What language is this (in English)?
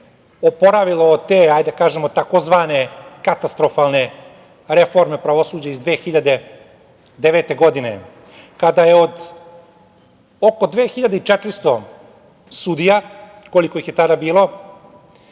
Serbian